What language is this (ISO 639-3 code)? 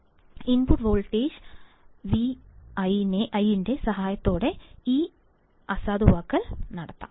mal